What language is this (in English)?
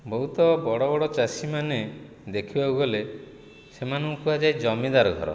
Odia